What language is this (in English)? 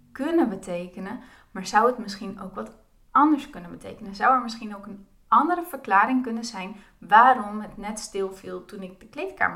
Dutch